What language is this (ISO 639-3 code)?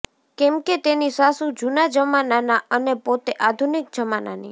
guj